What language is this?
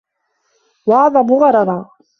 Arabic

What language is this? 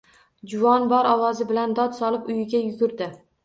Uzbek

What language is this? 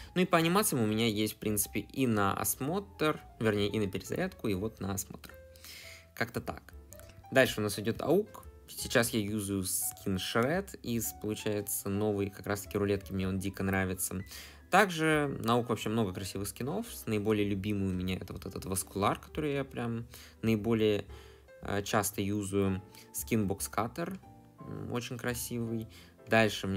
Russian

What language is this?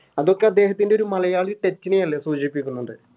Malayalam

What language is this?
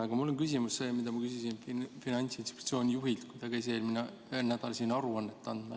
Estonian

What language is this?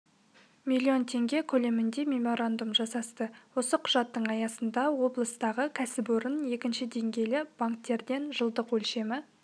Kazakh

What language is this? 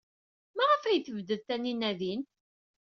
Kabyle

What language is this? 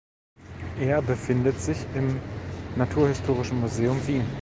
German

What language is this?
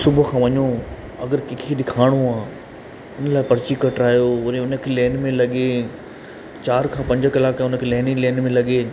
Sindhi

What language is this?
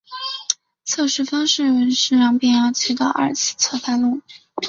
Chinese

